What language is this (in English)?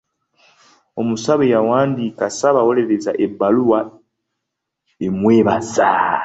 Ganda